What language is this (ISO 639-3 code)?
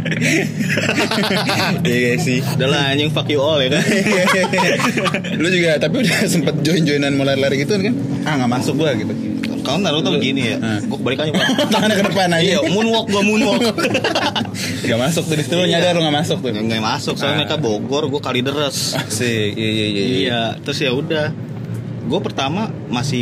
ind